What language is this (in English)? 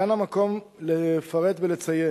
Hebrew